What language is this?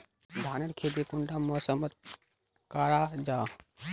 Magahi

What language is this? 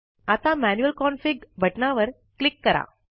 Marathi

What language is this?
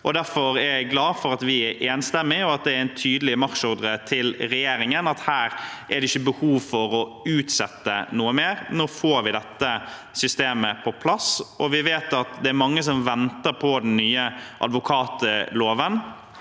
Norwegian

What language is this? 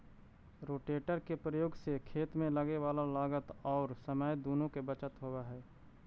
Magahi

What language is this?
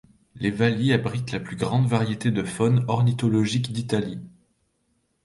French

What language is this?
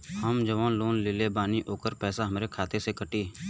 Bhojpuri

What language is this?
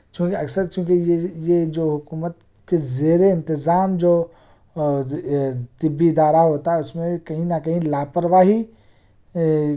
Urdu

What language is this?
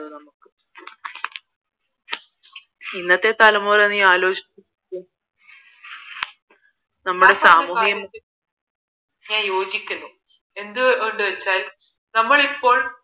Malayalam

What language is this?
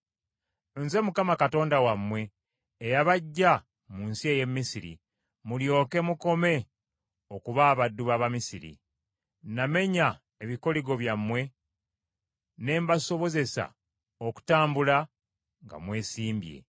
Ganda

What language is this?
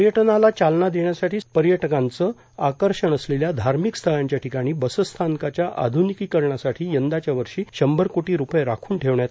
Marathi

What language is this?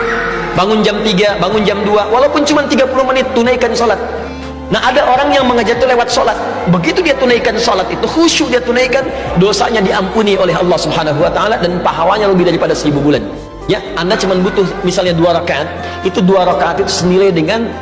Indonesian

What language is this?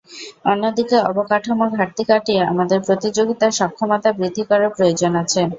Bangla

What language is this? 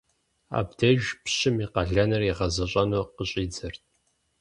Kabardian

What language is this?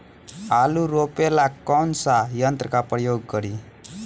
Bhojpuri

